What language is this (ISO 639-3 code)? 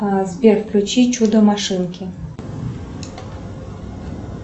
rus